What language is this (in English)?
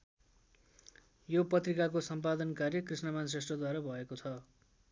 Nepali